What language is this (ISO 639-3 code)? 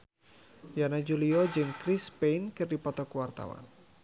sun